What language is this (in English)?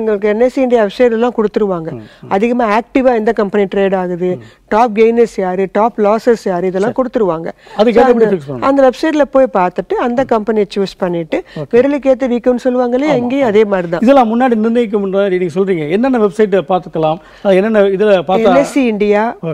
Hindi